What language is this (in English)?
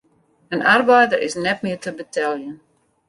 Western Frisian